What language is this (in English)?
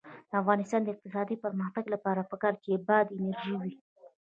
Pashto